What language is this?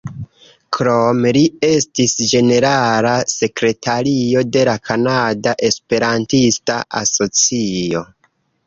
Esperanto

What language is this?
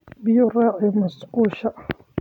Somali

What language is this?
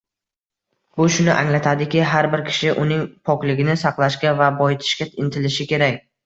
Uzbek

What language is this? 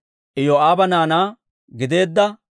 Dawro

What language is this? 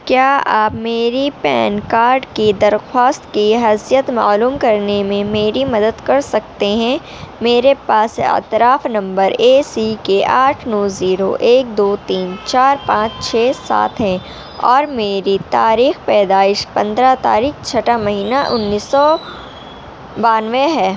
Urdu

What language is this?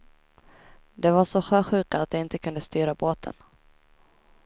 Swedish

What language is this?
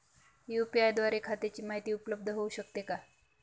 Marathi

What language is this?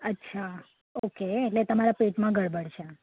Gujarati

